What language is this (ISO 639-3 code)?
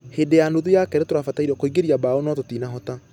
kik